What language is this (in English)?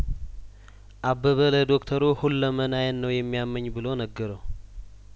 Amharic